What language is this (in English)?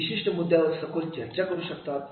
Marathi